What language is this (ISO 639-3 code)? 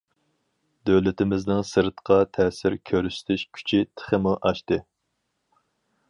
uig